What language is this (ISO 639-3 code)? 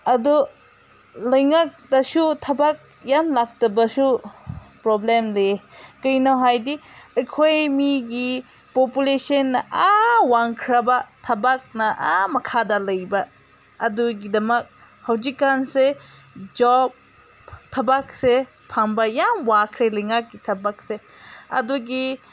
mni